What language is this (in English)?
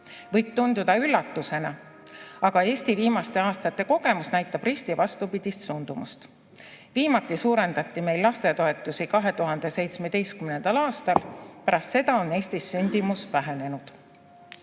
Estonian